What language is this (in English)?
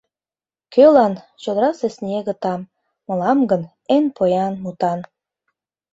Mari